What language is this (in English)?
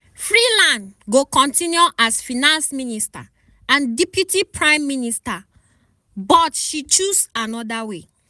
Nigerian Pidgin